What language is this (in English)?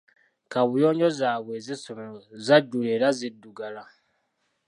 Ganda